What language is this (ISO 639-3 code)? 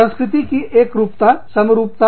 hin